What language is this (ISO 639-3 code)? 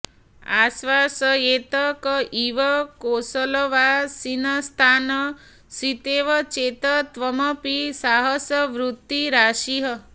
san